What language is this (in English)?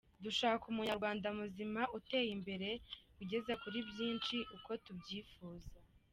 Kinyarwanda